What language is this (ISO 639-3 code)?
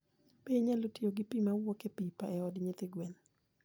luo